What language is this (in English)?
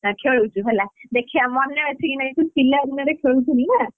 Odia